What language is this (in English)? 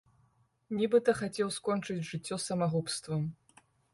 Belarusian